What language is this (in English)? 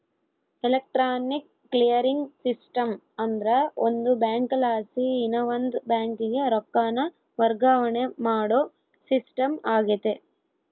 Kannada